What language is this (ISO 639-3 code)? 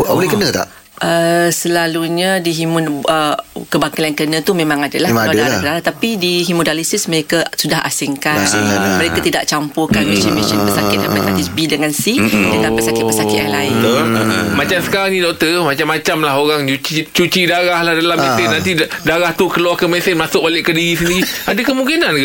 msa